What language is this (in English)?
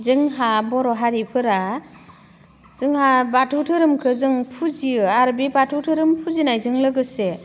Bodo